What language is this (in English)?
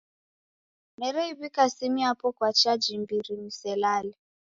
Taita